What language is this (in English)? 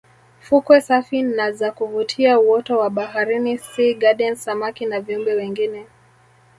Swahili